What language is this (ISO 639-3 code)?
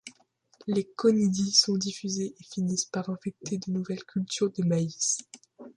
fra